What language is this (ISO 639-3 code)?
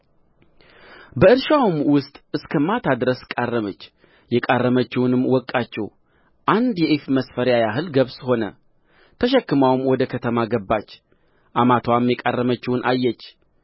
amh